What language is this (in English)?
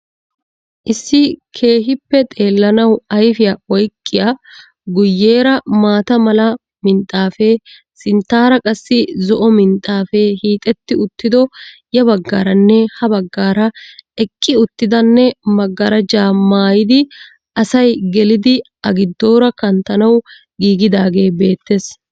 Wolaytta